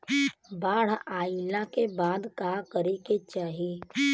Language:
Bhojpuri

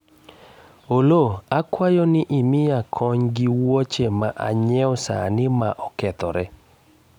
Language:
Luo (Kenya and Tanzania)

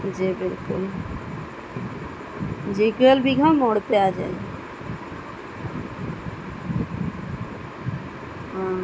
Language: Urdu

